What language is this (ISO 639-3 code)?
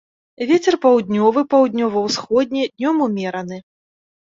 bel